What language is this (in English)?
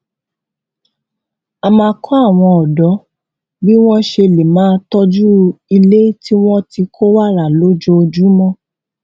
Yoruba